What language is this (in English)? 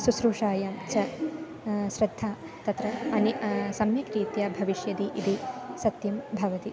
Sanskrit